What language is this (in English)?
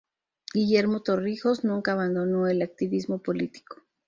Spanish